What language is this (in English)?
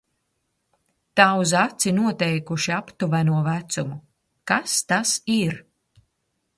Latvian